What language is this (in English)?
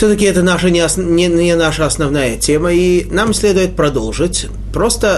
Russian